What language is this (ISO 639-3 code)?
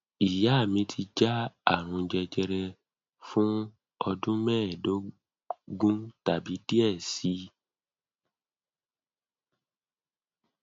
yor